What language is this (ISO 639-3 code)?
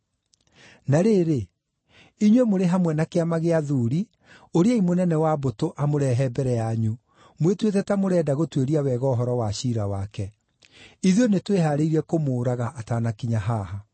kik